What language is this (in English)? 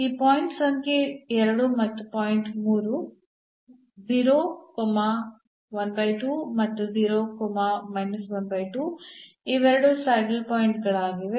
Kannada